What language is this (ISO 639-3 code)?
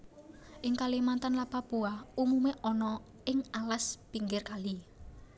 jav